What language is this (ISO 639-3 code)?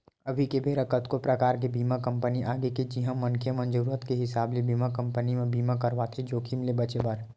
hne